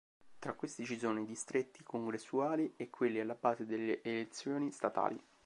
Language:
Italian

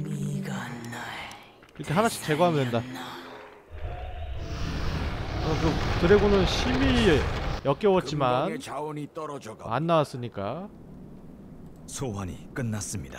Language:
Korean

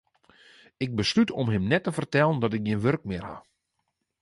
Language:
Western Frisian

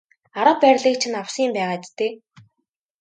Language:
Mongolian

